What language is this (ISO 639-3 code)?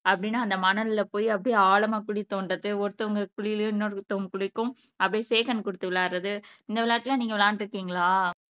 tam